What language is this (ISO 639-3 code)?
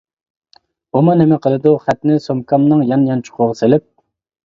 uig